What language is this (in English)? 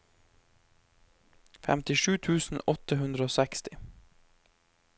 Norwegian